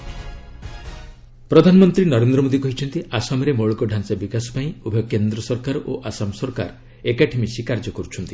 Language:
Odia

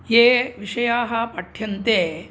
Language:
Sanskrit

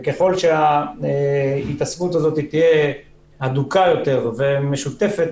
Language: Hebrew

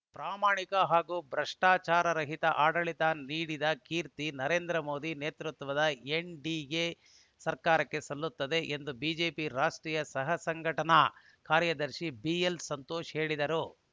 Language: Kannada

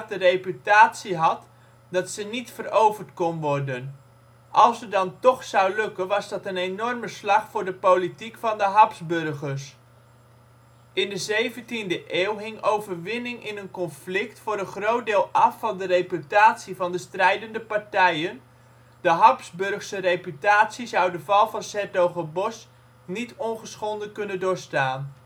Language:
Dutch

